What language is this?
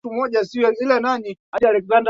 Swahili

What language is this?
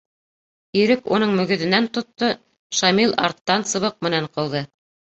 Bashkir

